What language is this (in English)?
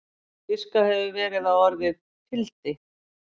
Icelandic